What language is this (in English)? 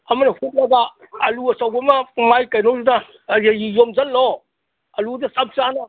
Manipuri